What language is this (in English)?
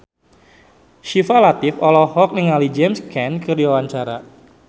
Sundanese